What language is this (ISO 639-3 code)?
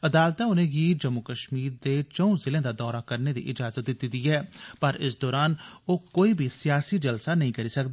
doi